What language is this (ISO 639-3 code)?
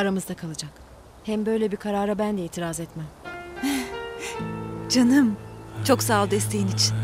tur